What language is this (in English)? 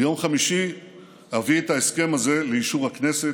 Hebrew